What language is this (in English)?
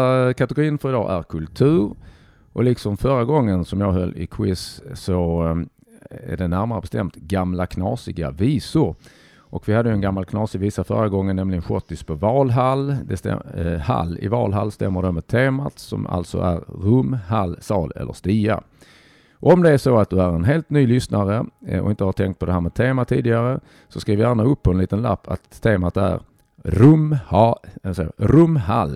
Swedish